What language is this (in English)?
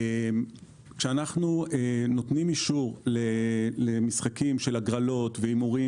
Hebrew